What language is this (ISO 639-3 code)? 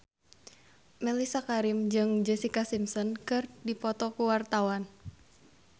sun